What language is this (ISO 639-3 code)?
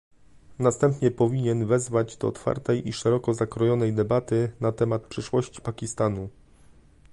pol